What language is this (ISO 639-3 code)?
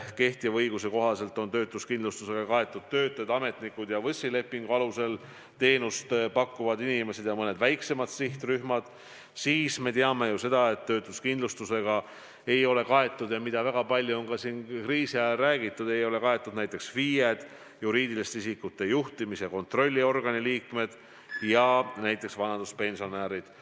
est